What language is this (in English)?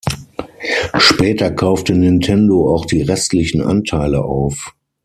German